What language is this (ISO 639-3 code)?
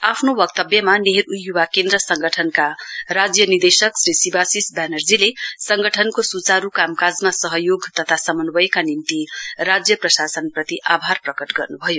nep